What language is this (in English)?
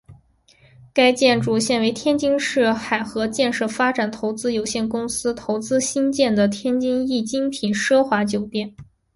Chinese